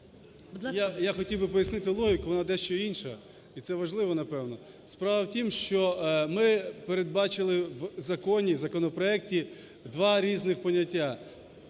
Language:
Ukrainian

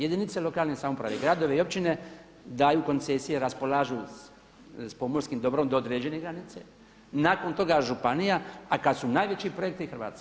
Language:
Croatian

